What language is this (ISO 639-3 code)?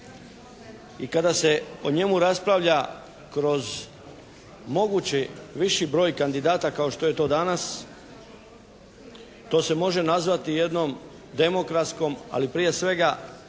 hrv